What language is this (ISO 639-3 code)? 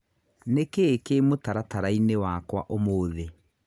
kik